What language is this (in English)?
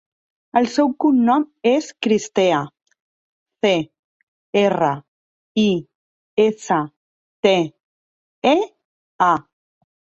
Catalan